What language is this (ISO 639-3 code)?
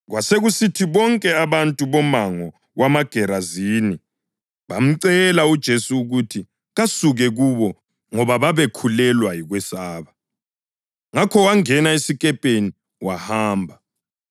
nde